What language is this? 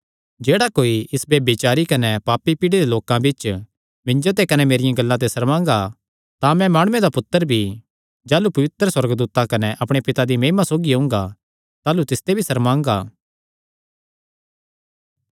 Kangri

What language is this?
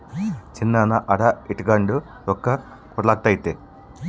Kannada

